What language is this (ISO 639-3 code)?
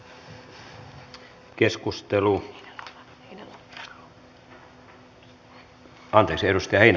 fin